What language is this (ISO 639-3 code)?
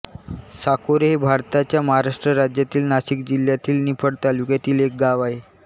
mar